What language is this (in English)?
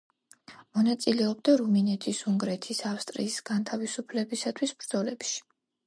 Georgian